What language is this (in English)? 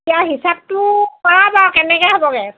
Assamese